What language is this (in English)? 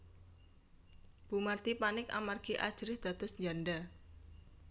Javanese